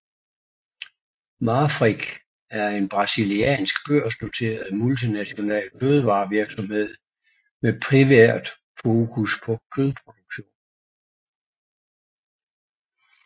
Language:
Danish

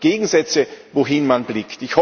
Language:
German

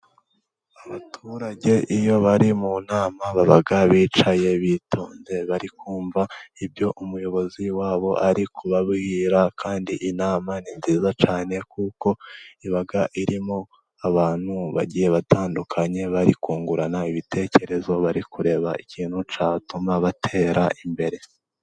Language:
Kinyarwanda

